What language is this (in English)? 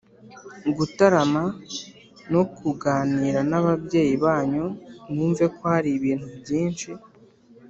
Kinyarwanda